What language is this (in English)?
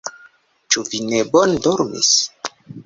Esperanto